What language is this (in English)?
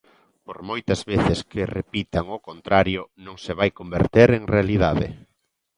Galician